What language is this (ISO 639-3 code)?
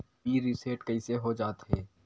hne